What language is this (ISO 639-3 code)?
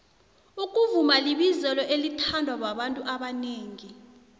nbl